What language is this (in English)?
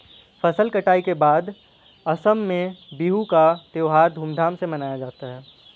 Hindi